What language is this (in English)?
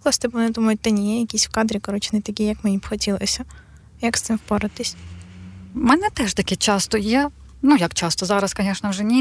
Ukrainian